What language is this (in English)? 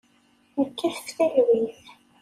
Kabyle